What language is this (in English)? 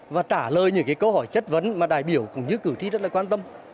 Vietnamese